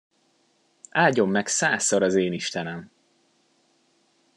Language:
Hungarian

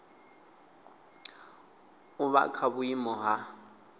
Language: Venda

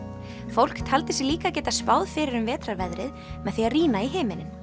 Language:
Icelandic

